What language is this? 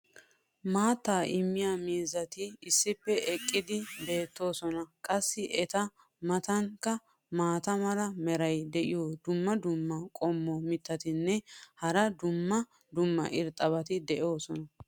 Wolaytta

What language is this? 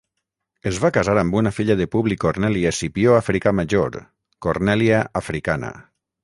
Catalan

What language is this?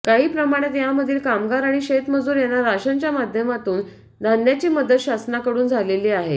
Marathi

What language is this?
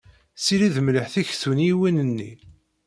Kabyle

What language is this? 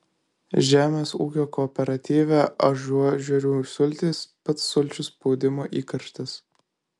Lithuanian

